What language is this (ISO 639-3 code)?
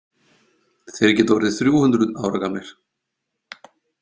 isl